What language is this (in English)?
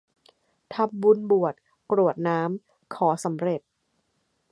Thai